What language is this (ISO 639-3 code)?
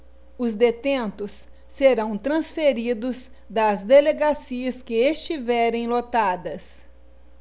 por